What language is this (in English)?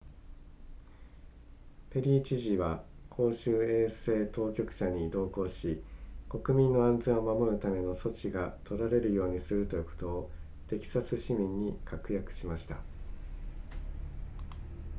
Japanese